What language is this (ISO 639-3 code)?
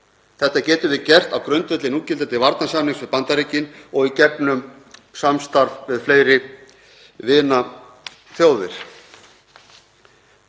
isl